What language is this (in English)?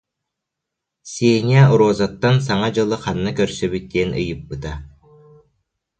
Yakut